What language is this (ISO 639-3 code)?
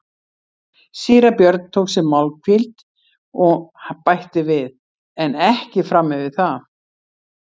isl